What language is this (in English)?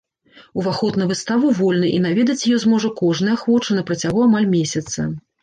Belarusian